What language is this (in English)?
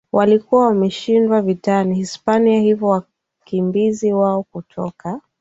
Swahili